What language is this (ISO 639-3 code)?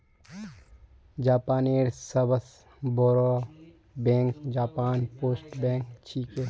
mag